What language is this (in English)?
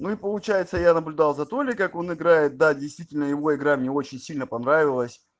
Russian